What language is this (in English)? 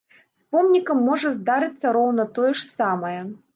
Belarusian